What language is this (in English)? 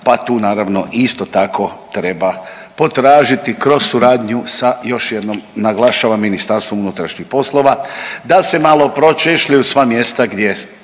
Croatian